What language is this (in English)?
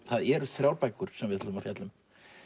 Icelandic